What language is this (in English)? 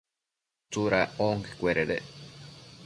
Matsés